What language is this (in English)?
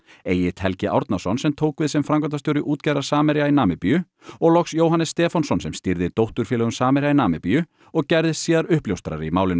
Icelandic